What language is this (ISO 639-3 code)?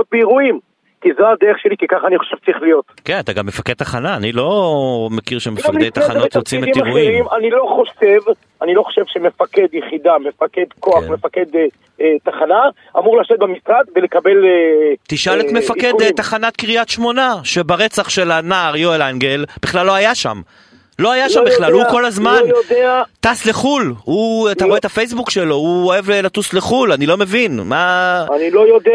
heb